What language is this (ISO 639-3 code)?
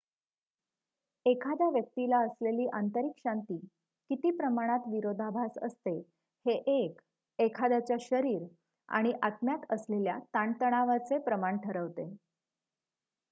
mar